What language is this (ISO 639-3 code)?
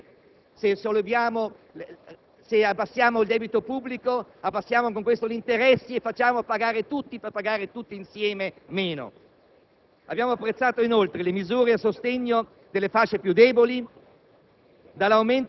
ita